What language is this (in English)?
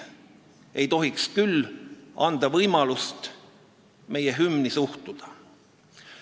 Estonian